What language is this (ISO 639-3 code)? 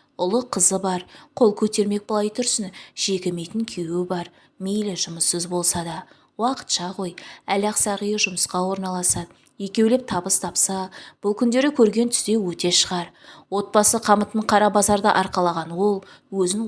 tur